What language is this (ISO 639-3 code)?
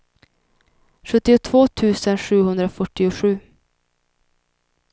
swe